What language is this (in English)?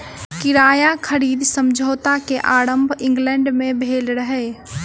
Maithili